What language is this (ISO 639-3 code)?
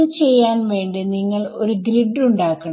mal